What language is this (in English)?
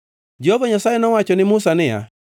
Luo (Kenya and Tanzania)